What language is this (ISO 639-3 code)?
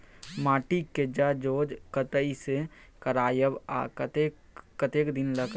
mai